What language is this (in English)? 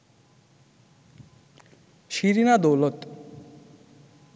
Bangla